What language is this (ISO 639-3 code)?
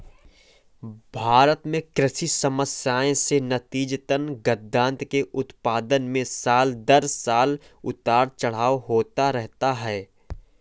hin